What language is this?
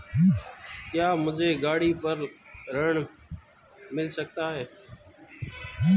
Hindi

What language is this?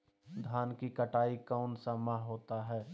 Magahi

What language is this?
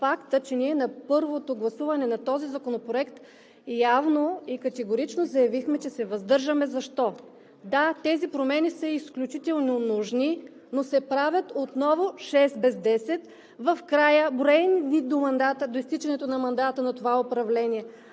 Bulgarian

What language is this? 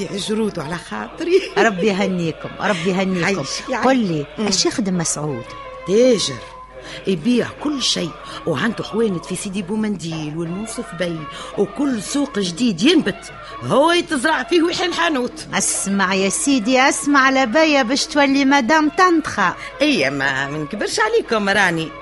Arabic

